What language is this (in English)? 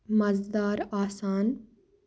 Kashmiri